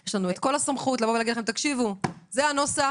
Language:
Hebrew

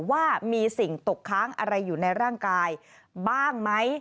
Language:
Thai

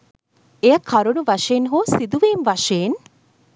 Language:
Sinhala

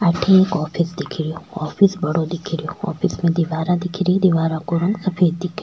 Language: Rajasthani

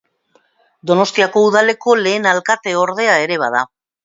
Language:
Basque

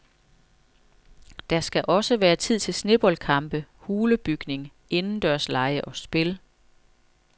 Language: Danish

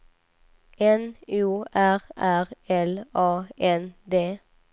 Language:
Swedish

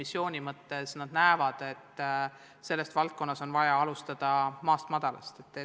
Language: Estonian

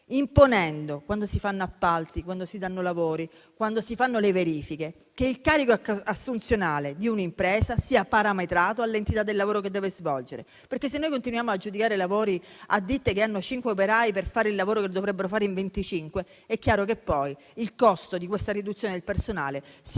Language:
Italian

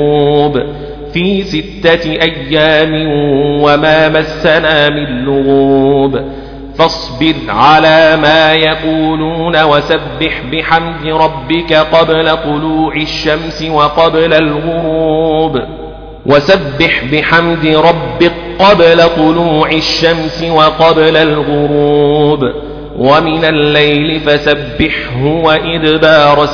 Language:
Arabic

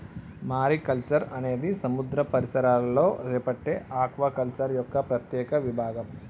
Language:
Telugu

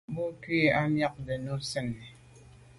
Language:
Medumba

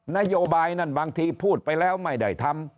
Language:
Thai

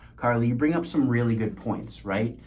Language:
English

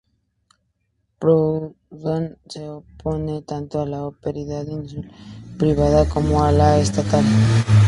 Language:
Spanish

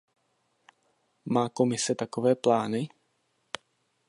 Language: Czech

